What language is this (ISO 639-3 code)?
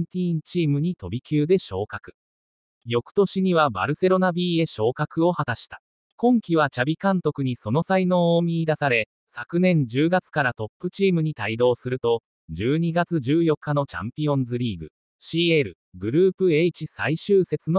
jpn